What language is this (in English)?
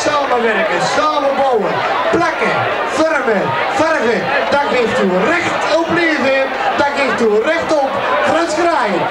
Dutch